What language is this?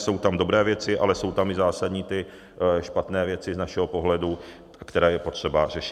Czech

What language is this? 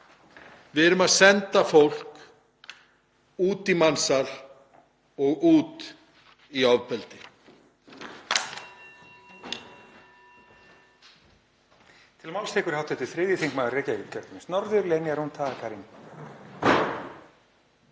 Icelandic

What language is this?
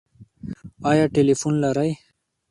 Pashto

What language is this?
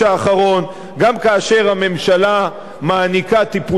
Hebrew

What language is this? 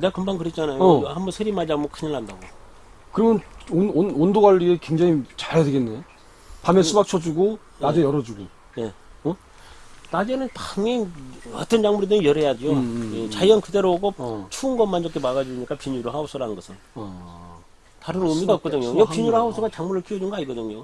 Korean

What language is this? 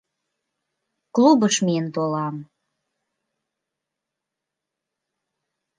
Mari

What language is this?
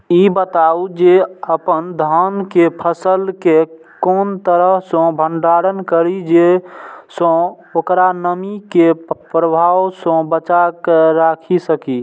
Maithili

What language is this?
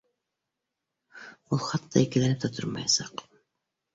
Bashkir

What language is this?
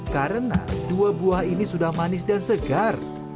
Indonesian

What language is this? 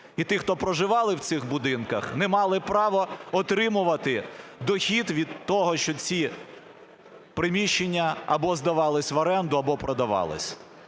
Ukrainian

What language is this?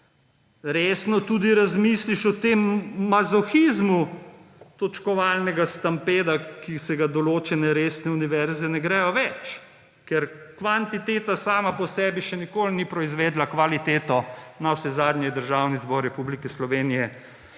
Slovenian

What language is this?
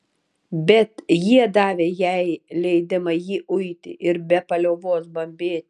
Lithuanian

